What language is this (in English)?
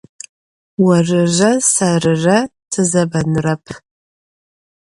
Adyghe